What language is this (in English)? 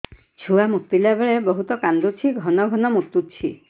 Odia